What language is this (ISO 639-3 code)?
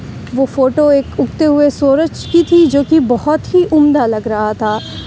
urd